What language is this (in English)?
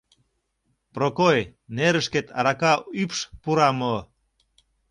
Mari